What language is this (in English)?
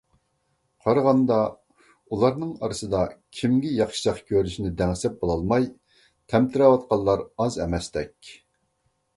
Uyghur